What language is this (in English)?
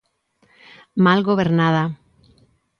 Galician